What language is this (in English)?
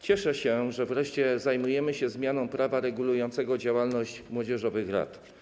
Polish